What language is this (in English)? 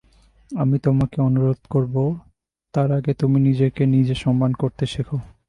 Bangla